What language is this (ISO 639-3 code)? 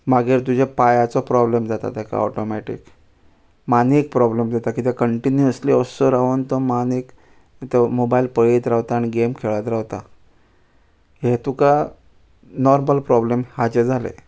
kok